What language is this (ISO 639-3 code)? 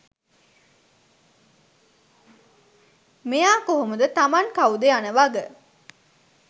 sin